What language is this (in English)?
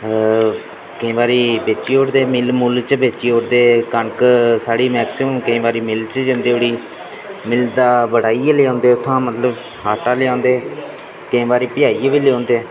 Dogri